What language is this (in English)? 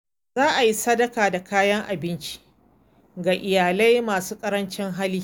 Hausa